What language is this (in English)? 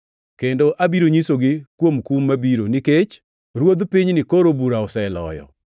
Luo (Kenya and Tanzania)